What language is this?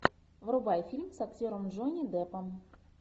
Russian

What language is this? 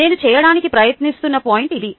Telugu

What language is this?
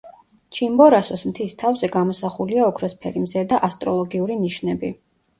Georgian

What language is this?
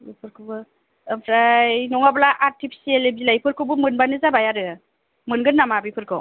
Bodo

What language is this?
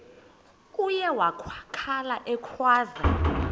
Xhosa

